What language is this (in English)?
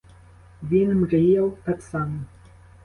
Ukrainian